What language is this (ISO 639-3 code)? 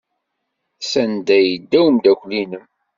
kab